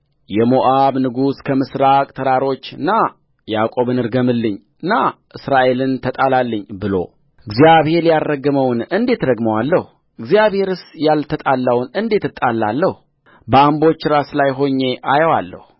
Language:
Amharic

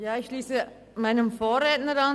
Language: Swiss German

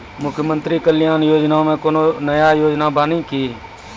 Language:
Maithili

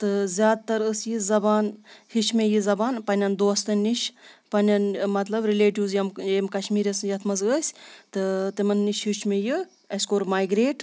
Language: Kashmiri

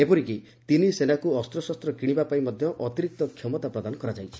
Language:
Odia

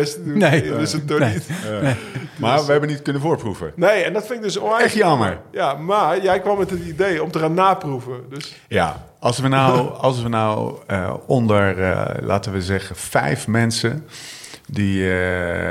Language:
Dutch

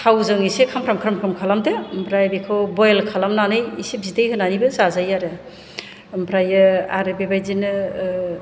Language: Bodo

